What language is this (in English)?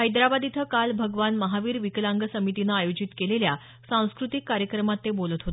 Marathi